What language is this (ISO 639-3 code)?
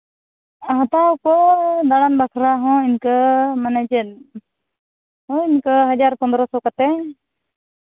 sat